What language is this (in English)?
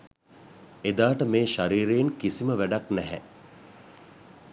Sinhala